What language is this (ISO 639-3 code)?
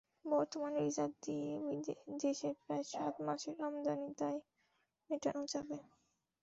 ben